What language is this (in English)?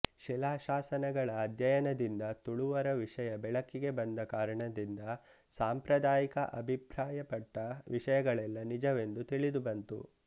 Kannada